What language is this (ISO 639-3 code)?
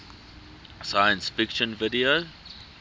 eng